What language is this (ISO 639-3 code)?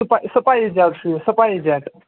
kas